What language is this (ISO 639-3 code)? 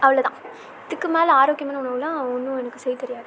tam